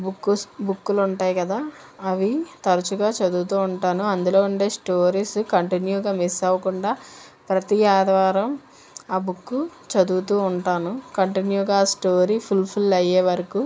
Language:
Telugu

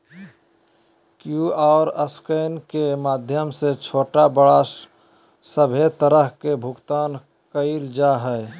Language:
Magahi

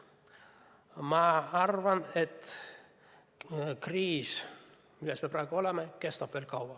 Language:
Estonian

